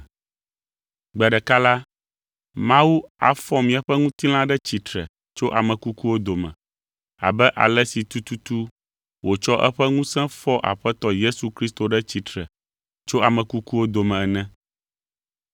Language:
Ewe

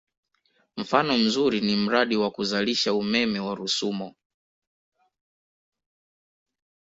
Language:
Swahili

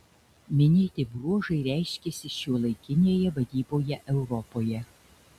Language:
Lithuanian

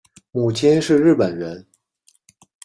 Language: Chinese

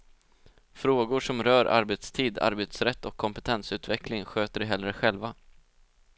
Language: Swedish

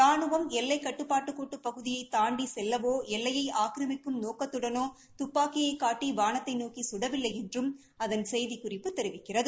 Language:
Tamil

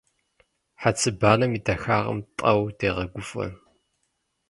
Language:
Kabardian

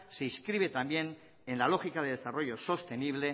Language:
Spanish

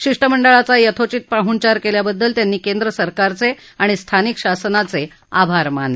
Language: Marathi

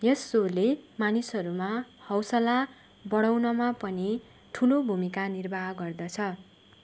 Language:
Nepali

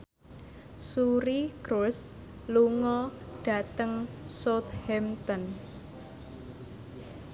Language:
Javanese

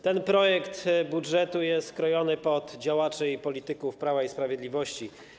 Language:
Polish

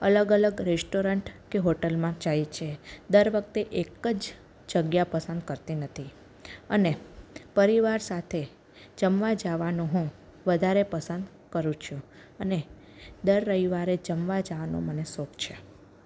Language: Gujarati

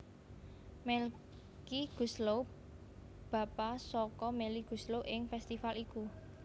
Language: Javanese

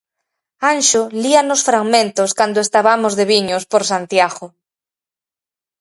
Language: Galician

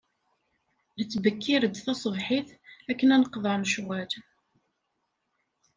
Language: Kabyle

